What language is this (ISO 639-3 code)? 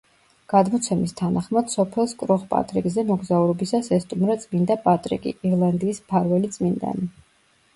kat